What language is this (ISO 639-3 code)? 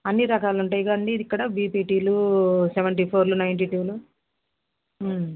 tel